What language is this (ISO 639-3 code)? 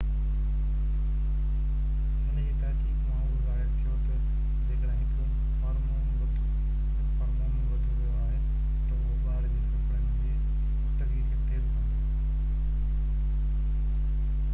snd